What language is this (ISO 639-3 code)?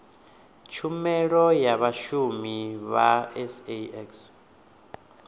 ven